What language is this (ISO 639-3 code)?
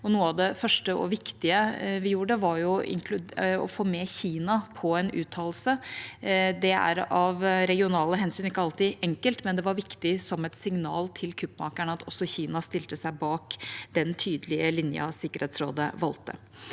nor